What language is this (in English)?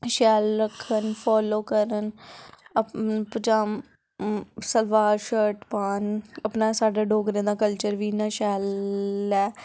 Dogri